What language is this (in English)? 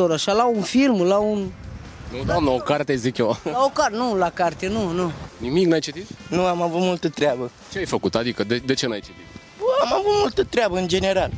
Romanian